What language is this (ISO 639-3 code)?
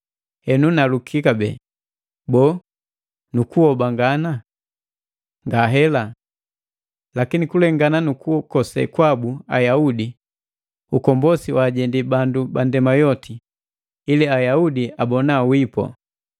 mgv